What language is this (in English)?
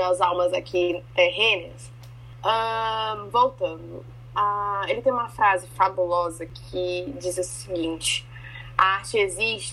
Portuguese